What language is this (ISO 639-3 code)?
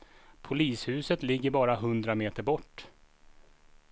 swe